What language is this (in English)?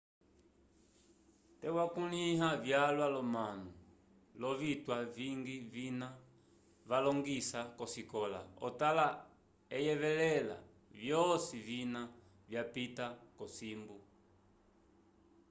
Umbundu